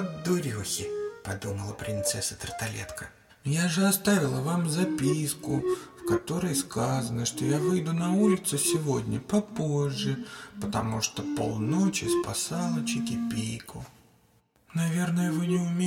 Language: Russian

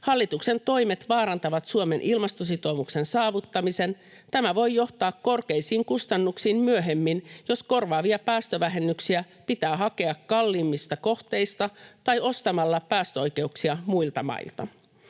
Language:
Finnish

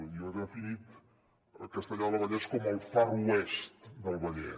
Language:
Catalan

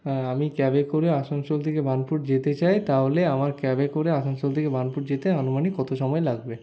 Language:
Bangla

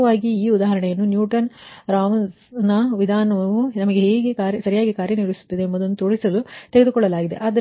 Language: Kannada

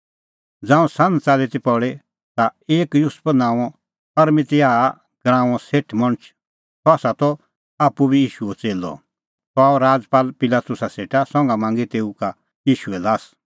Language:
Kullu Pahari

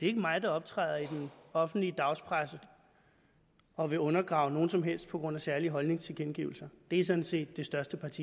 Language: Danish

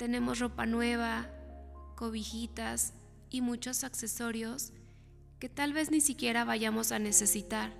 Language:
Spanish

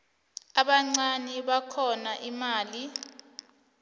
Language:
South Ndebele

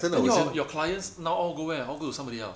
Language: English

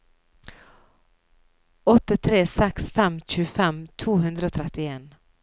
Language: Norwegian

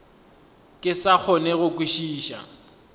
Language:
Northern Sotho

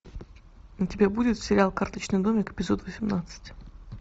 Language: Russian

